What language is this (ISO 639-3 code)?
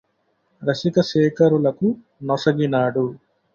tel